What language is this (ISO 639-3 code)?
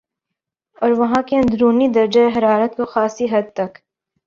urd